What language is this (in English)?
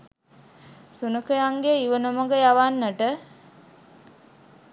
Sinhala